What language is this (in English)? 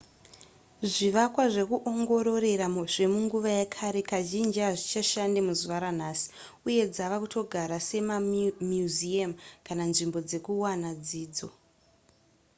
Shona